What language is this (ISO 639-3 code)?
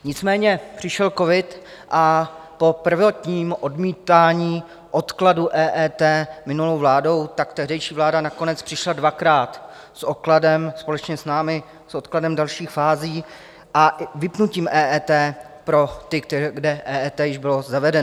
ces